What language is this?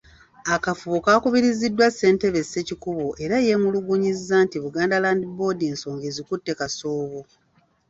Ganda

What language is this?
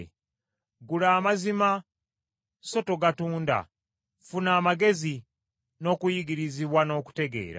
Ganda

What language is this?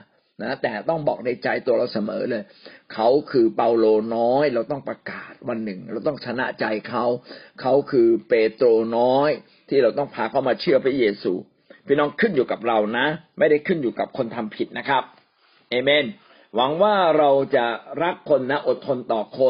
Thai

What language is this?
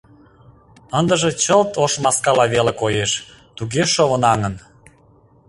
Mari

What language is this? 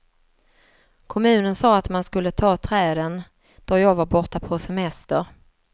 Swedish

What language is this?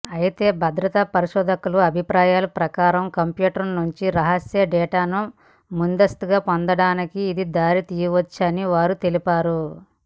Telugu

